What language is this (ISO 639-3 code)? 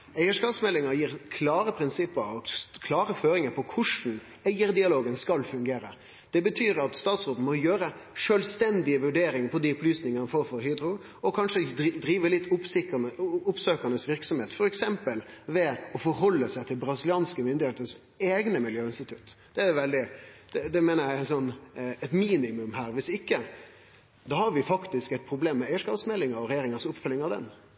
nno